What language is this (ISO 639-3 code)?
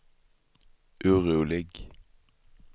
swe